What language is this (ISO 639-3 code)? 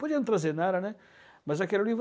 por